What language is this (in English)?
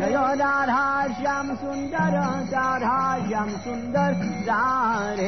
Italian